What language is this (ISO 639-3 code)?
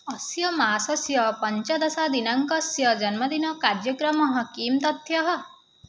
san